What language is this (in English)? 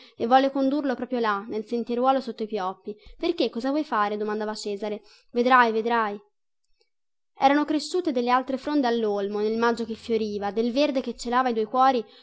Italian